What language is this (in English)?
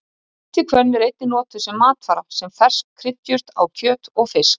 Icelandic